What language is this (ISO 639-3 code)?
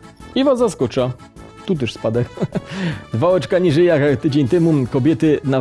pol